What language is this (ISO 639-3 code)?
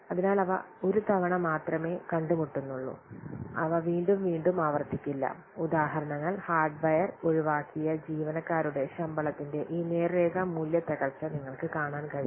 mal